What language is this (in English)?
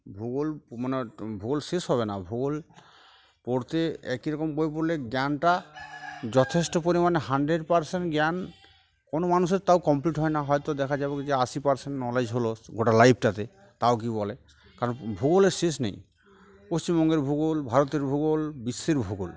Bangla